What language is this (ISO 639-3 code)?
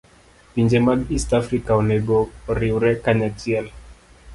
luo